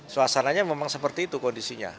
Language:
Indonesian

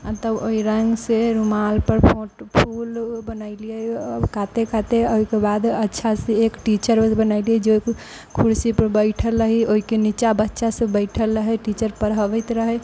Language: Maithili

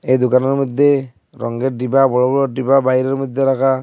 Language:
Bangla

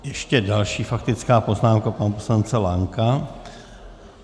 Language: Czech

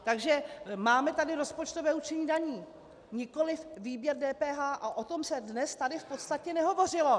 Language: Czech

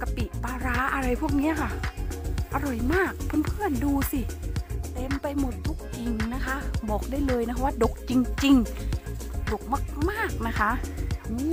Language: Thai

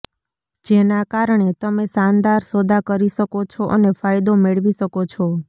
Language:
Gujarati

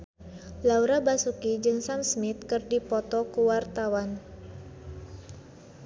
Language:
Sundanese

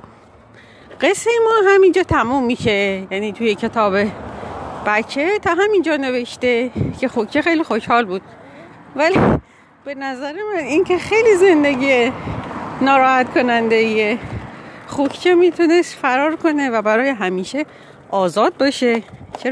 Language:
Persian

